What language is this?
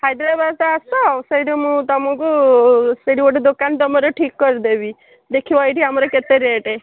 Odia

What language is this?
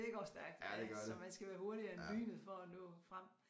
Danish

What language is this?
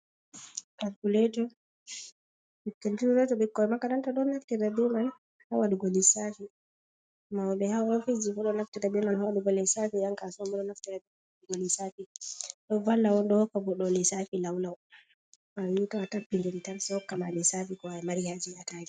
Fula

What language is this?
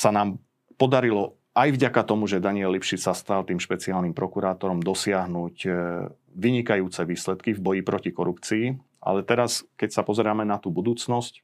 Slovak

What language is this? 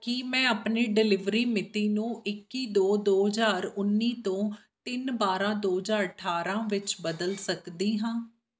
Punjabi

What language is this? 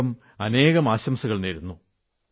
Malayalam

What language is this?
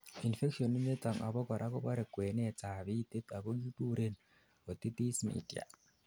Kalenjin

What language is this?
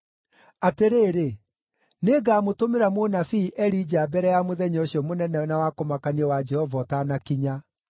Kikuyu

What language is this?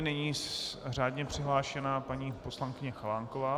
Czech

